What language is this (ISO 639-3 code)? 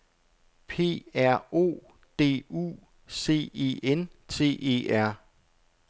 dan